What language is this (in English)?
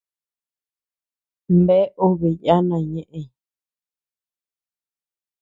Tepeuxila Cuicatec